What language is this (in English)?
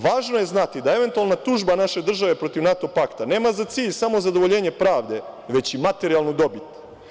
Serbian